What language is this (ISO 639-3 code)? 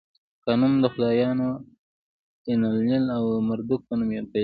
pus